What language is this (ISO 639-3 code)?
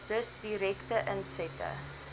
afr